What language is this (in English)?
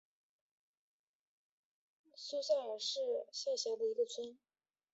Chinese